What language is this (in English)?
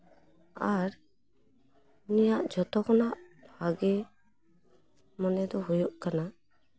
Santali